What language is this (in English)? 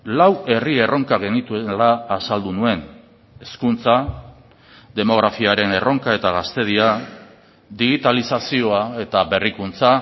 Basque